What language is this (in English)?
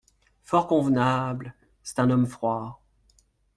French